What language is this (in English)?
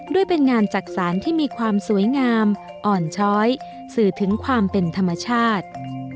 Thai